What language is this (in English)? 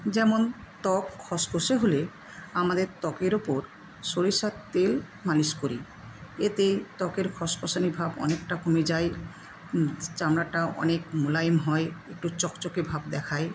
Bangla